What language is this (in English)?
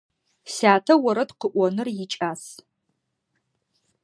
Adyghe